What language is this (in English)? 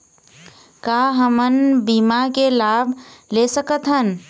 Chhattisgarhi